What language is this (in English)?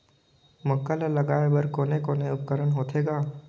Chhattisgarhi